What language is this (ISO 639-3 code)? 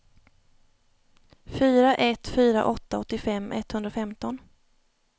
swe